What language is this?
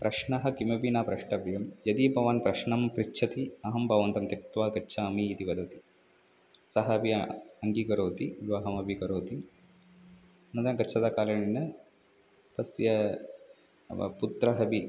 Sanskrit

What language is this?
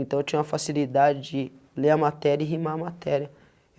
Portuguese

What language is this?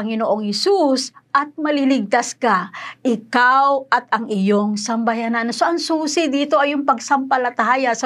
Filipino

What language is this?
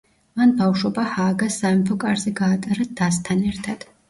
Georgian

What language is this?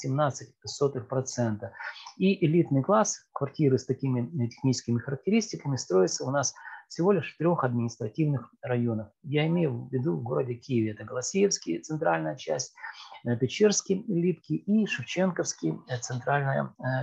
Russian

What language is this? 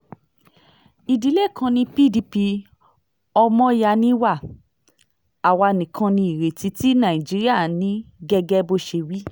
Yoruba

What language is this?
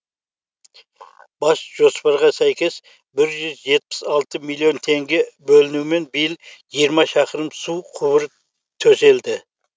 Kazakh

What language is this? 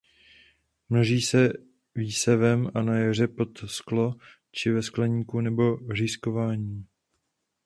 Czech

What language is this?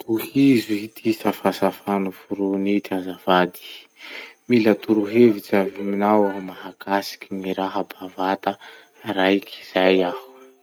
Masikoro Malagasy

